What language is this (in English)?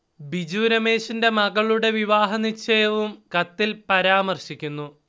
Malayalam